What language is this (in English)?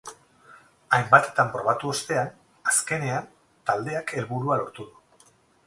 Basque